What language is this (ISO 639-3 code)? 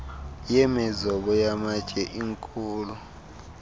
xho